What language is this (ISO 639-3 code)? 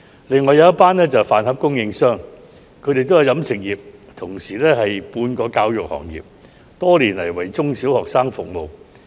yue